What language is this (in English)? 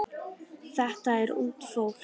Icelandic